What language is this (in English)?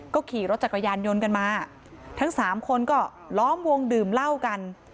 Thai